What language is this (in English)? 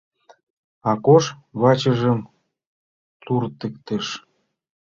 Mari